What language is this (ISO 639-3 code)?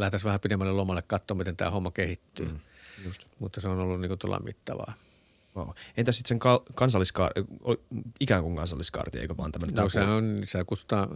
fin